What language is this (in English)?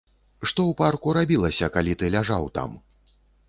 Belarusian